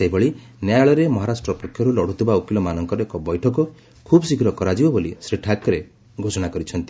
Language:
Odia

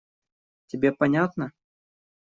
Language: Russian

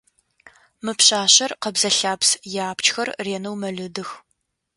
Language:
Adyghe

